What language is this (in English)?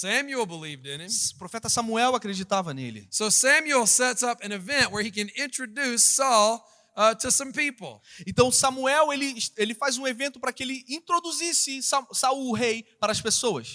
Portuguese